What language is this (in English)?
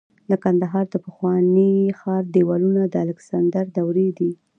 Pashto